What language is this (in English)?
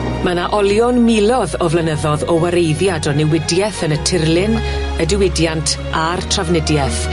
Welsh